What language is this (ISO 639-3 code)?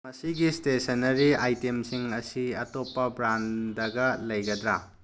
mni